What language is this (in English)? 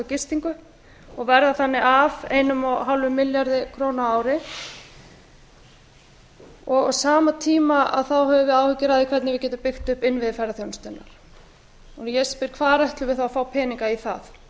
Icelandic